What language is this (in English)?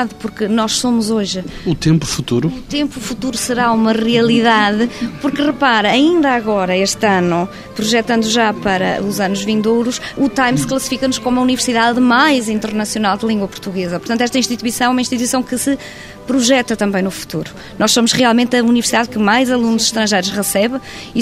Portuguese